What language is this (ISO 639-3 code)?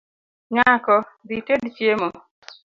luo